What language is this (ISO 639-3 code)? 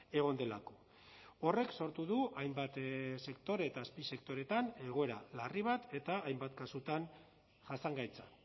eus